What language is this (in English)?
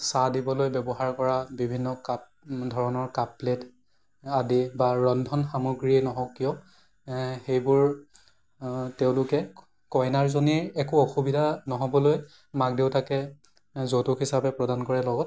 Assamese